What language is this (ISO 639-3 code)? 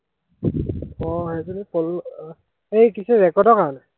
asm